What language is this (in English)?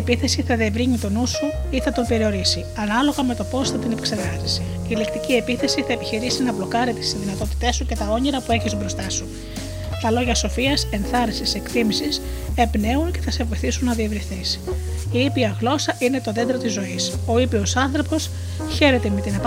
Greek